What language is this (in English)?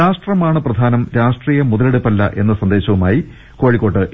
Malayalam